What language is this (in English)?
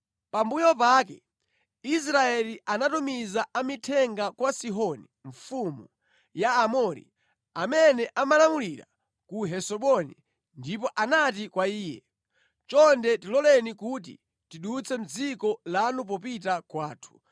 Nyanja